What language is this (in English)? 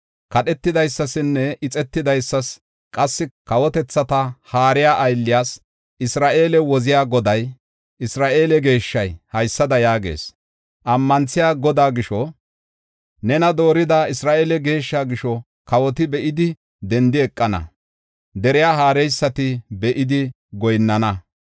Gofa